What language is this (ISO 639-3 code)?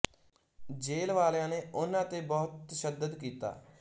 pan